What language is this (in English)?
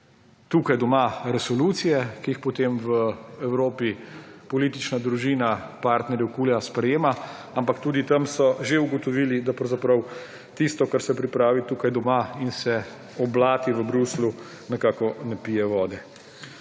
Slovenian